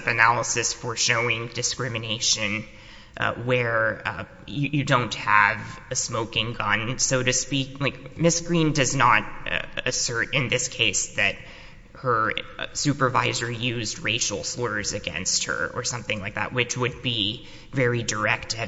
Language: English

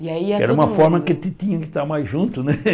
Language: Portuguese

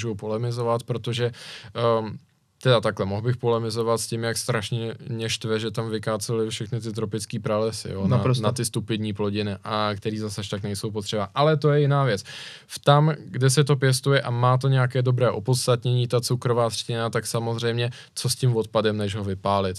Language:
Czech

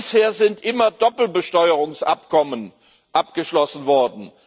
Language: German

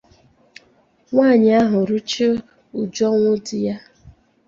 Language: Igbo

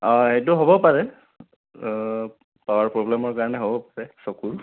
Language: Assamese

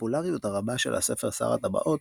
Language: Hebrew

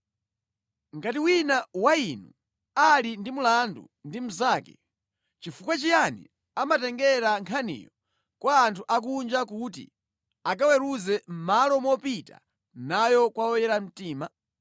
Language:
Nyanja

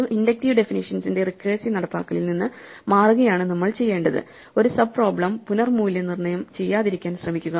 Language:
Malayalam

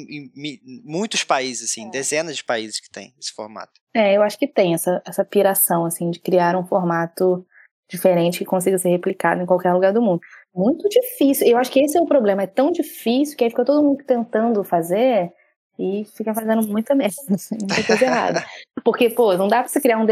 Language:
Portuguese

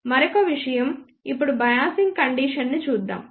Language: Telugu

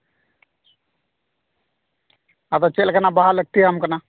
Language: Santali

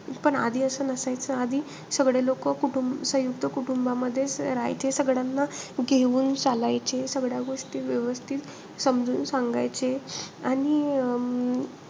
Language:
Marathi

